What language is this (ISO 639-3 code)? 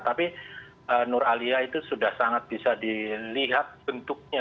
ind